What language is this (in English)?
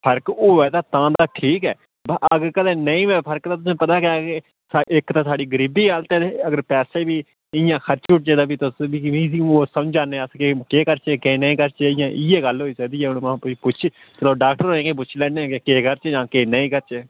Dogri